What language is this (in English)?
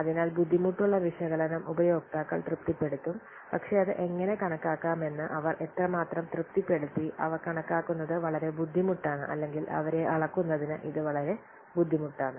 Malayalam